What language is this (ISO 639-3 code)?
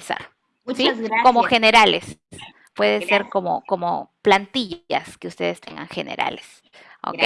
spa